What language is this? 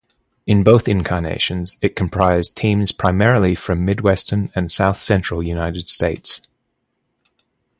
English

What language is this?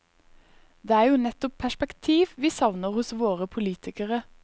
Norwegian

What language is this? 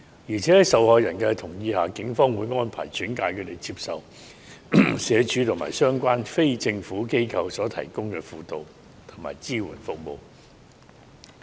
Cantonese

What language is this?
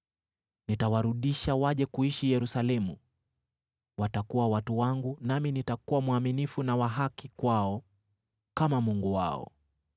Swahili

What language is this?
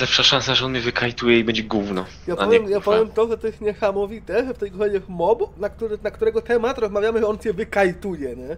Polish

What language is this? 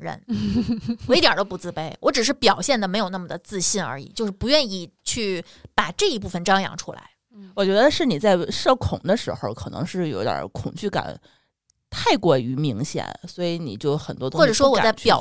Chinese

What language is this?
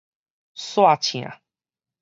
Min Nan Chinese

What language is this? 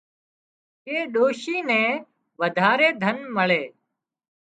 Wadiyara Koli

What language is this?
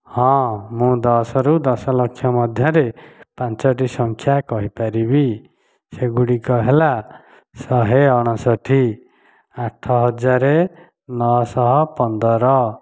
Odia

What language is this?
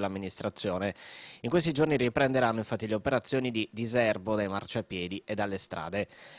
Italian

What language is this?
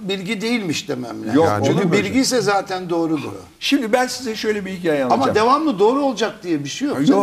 Turkish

